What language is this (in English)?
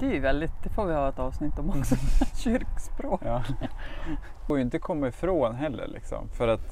Swedish